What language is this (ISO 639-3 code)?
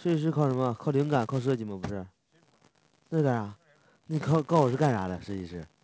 zho